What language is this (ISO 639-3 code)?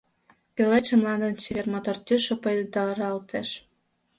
chm